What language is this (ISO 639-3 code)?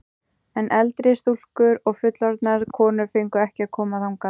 isl